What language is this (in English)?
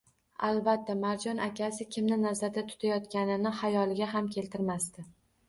Uzbek